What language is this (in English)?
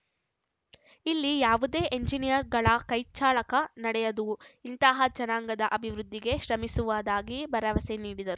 Kannada